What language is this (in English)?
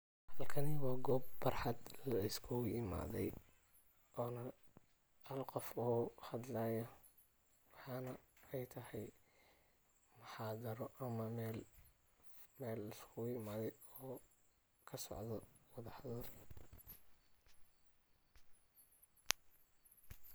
Somali